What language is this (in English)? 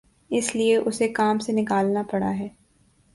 Urdu